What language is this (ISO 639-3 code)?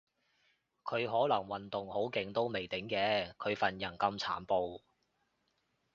yue